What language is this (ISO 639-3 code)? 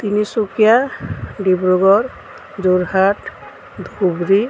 asm